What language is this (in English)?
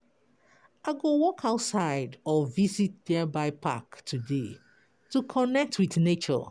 Nigerian Pidgin